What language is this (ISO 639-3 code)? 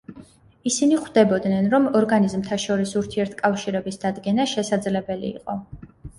kat